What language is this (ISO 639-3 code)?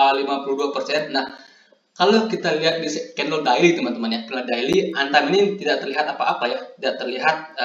ind